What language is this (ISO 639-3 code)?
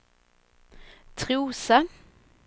swe